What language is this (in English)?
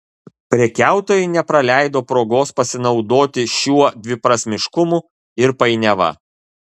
Lithuanian